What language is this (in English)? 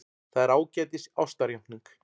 Icelandic